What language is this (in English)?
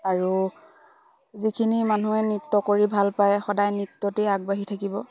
Assamese